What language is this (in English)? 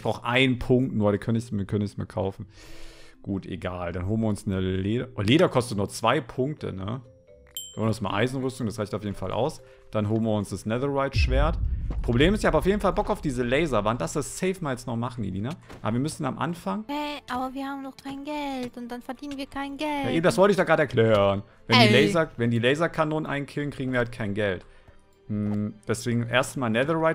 German